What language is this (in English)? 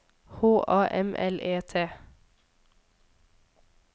Norwegian